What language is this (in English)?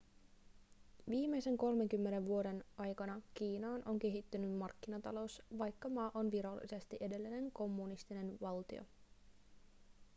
Finnish